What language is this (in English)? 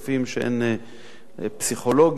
Hebrew